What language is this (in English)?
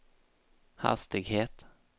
Swedish